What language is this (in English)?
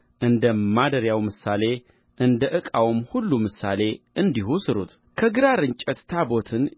Amharic